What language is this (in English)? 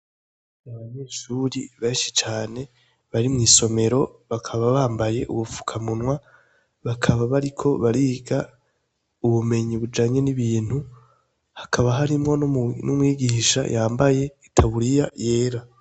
Rundi